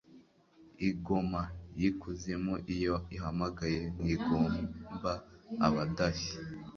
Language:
Kinyarwanda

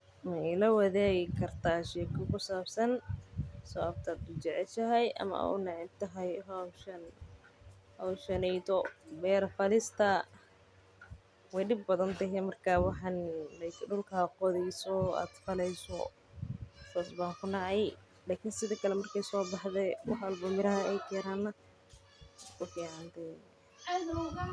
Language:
Somali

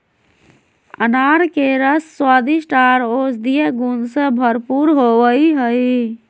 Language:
Magahi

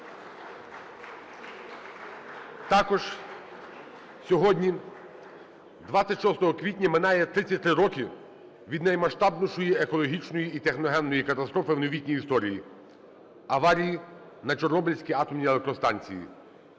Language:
Ukrainian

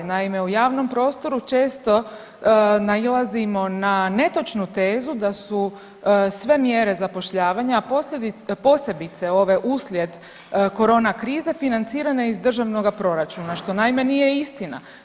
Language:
Croatian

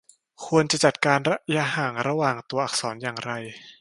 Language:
Thai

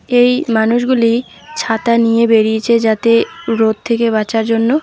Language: Bangla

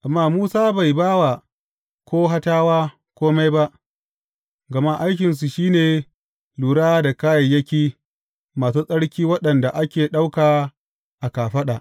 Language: Hausa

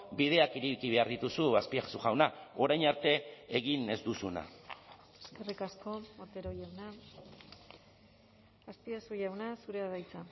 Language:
Basque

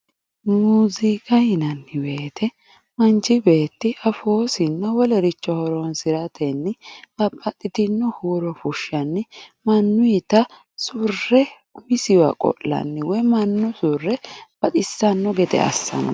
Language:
Sidamo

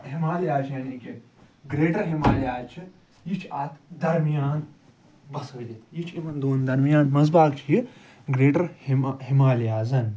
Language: Kashmiri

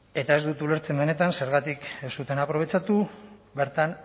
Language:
Basque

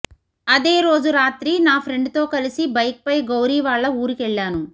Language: Telugu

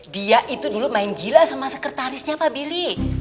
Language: Indonesian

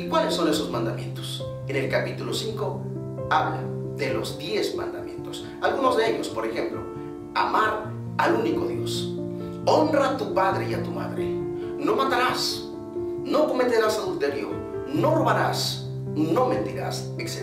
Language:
Spanish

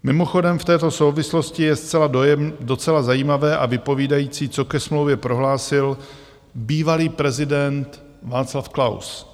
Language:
Czech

